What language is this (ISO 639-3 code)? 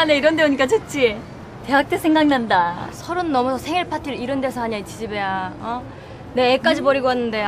kor